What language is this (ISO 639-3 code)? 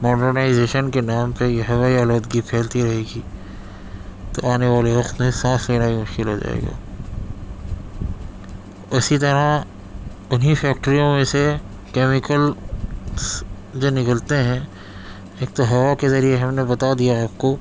urd